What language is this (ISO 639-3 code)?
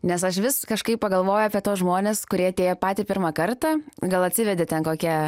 lit